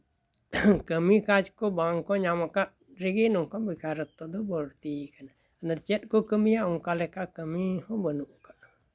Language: Santali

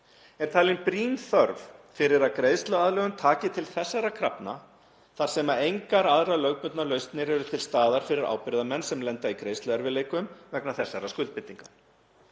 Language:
Icelandic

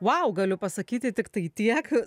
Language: Lithuanian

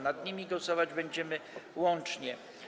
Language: Polish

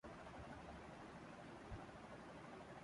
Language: Urdu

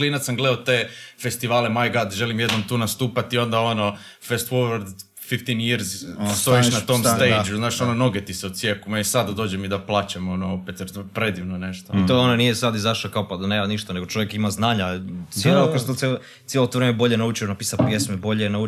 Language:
Croatian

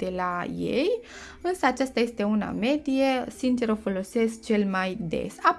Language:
Romanian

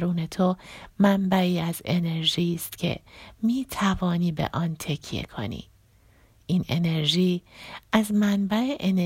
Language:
Persian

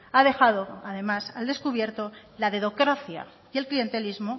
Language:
Spanish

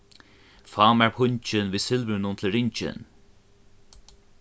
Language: Faroese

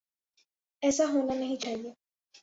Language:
Urdu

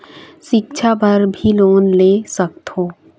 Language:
Chhattisgarhi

